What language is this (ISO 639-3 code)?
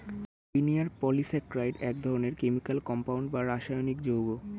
ben